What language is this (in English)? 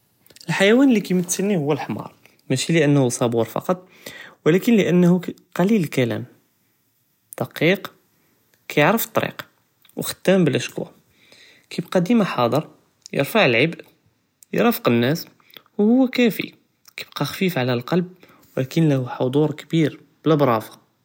Judeo-Arabic